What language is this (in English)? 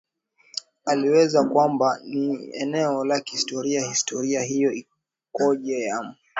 Swahili